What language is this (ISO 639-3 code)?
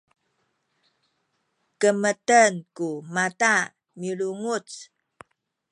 szy